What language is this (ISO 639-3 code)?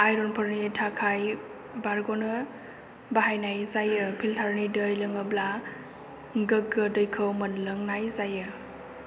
brx